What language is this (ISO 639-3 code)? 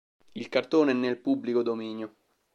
ita